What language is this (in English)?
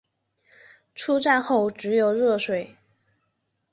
Chinese